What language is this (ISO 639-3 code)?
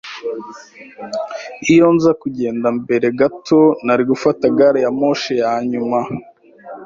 kin